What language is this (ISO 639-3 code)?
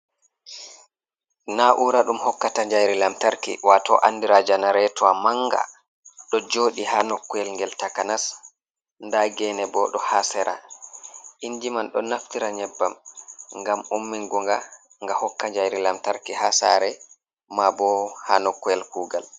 ful